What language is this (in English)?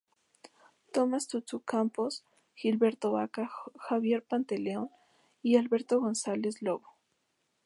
Spanish